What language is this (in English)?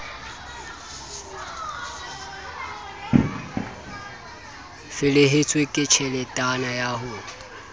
Southern Sotho